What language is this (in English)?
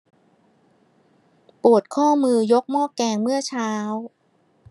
Thai